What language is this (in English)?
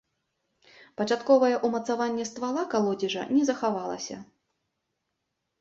Belarusian